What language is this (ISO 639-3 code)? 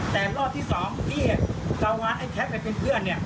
tha